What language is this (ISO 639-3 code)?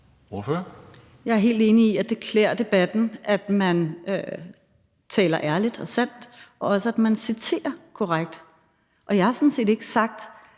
dan